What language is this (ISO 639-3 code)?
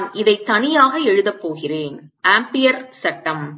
tam